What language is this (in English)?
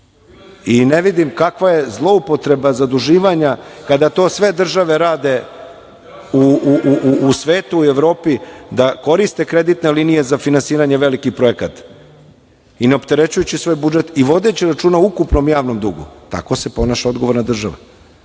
Serbian